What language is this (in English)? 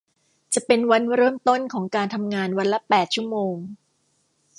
Thai